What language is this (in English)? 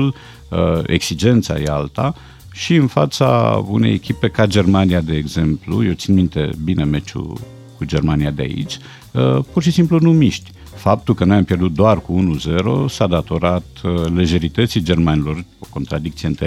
Romanian